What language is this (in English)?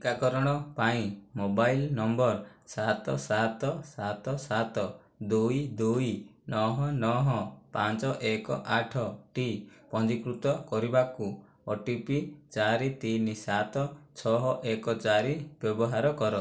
Odia